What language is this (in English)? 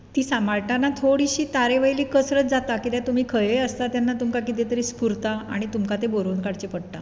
Konkani